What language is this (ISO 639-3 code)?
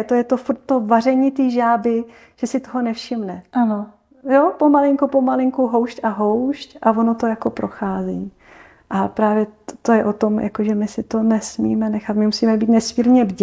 ces